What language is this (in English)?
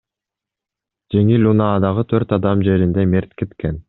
Kyrgyz